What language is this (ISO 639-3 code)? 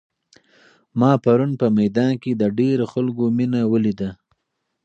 pus